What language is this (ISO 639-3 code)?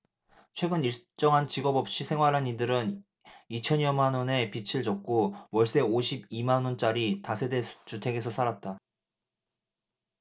kor